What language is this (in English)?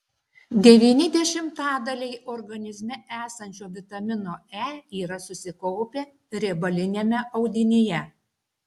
Lithuanian